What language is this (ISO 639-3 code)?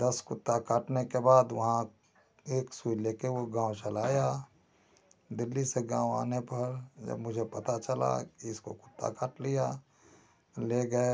hin